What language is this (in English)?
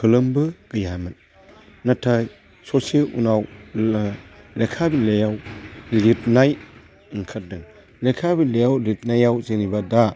Bodo